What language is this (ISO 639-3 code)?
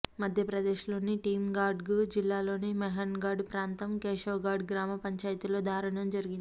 tel